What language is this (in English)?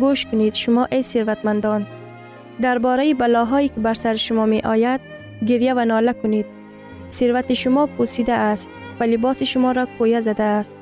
Persian